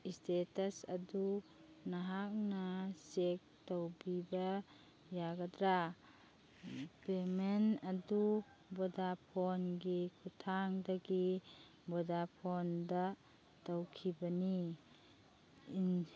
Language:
Manipuri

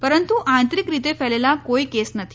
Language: Gujarati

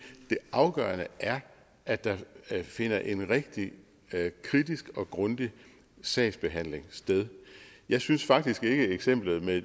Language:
Danish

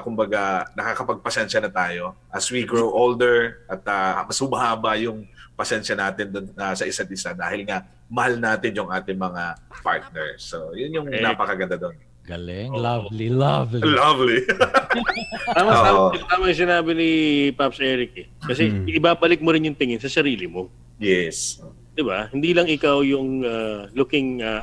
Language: Filipino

